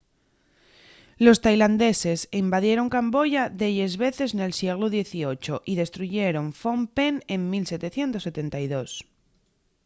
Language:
Asturian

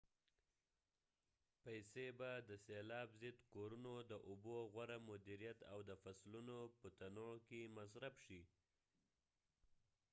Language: Pashto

